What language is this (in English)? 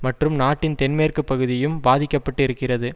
Tamil